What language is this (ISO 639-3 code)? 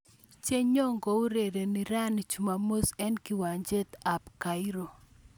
kln